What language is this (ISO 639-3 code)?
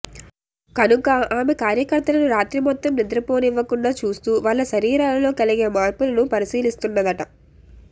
tel